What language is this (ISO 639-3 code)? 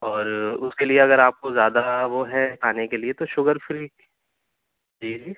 urd